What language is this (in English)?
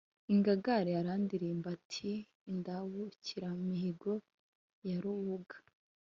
Kinyarwanda